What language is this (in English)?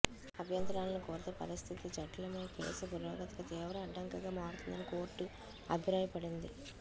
Telugu